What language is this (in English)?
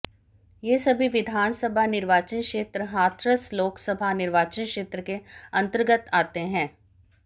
Hindi